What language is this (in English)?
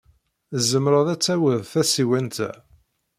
Kabyle